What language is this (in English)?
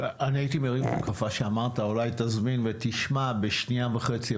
Hebrew